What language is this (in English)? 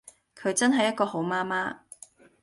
Cantonese